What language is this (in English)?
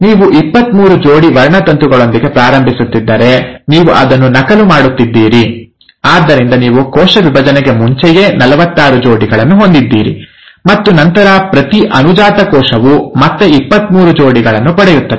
Kannada